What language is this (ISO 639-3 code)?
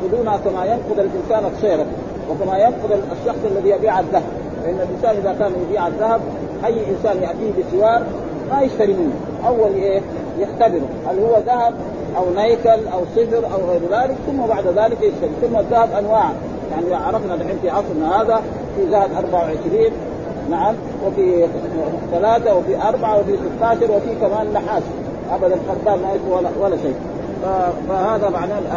ara